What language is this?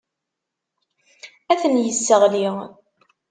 Kabyle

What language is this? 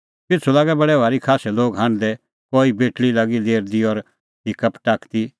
Kullu Pahari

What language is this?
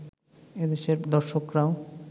Bangla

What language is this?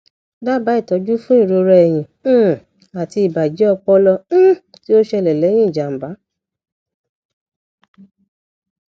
Yoruba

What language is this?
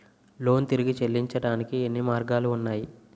Telugu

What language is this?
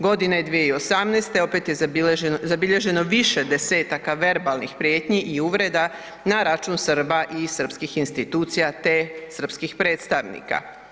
Croatian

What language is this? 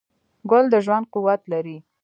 Pashto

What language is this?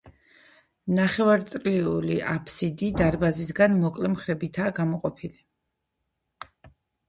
Georgian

